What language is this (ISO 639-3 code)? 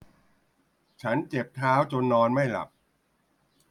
tha